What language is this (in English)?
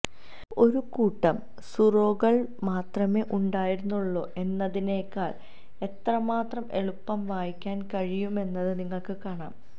Malayalam